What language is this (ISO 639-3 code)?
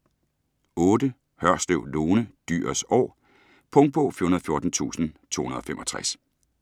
dan